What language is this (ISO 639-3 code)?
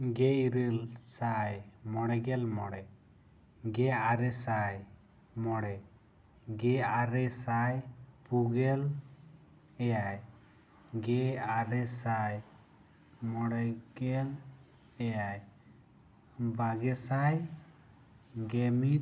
sat